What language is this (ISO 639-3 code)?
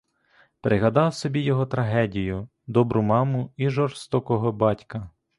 ukr